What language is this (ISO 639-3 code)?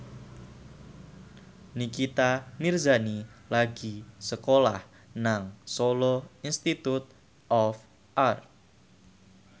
jav